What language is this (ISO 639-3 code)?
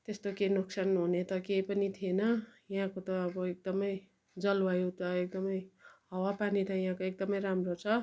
nep